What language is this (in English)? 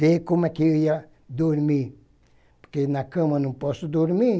Portuguese